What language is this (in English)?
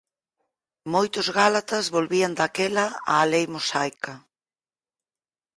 Galician